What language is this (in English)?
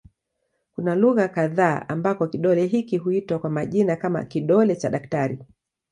Swahili